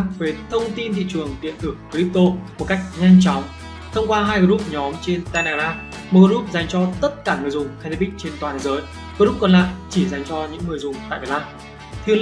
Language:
Vietnamese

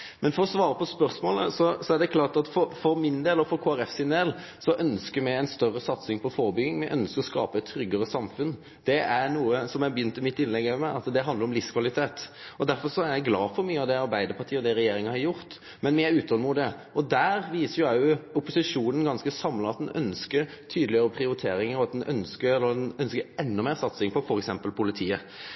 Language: Norwegian Nynorsk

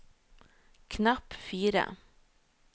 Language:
Norwegian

